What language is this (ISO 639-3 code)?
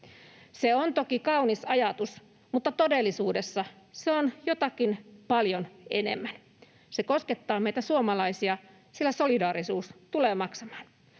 fin